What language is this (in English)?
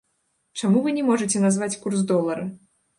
Belarusian